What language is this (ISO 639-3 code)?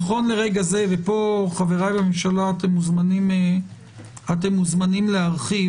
heb